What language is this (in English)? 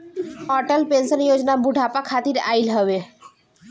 Bhojpuri